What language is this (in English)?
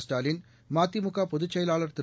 Tamil